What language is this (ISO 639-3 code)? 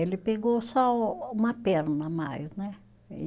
por